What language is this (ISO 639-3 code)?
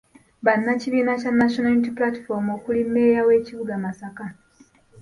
lug